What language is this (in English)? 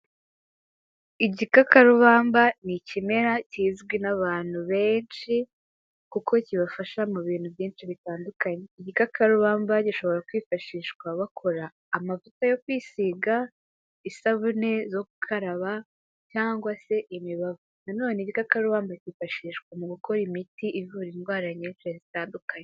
Kinyarwanda